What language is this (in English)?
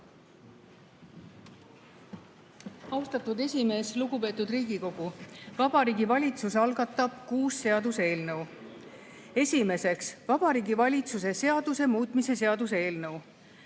Estonian